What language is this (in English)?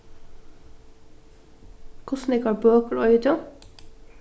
Faroese